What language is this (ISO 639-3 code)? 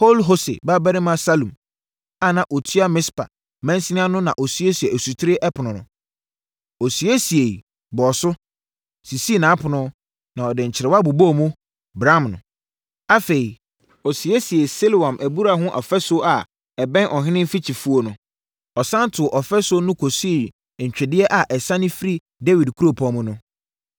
aka